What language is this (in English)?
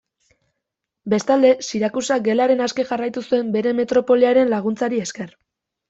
Basque